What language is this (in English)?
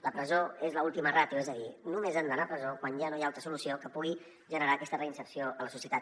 Catalan